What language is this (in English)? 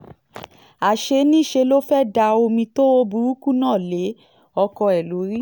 Yoruba